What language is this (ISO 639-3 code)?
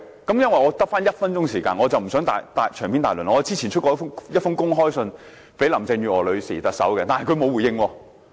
yue